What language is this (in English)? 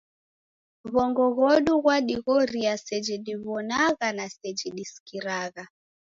Taita